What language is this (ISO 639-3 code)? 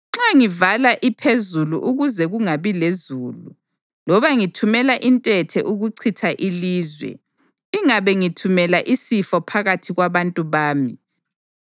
nde